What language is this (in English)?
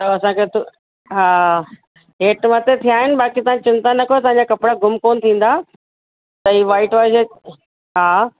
Sindhi